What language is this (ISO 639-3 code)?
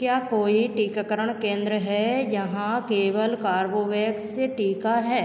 hin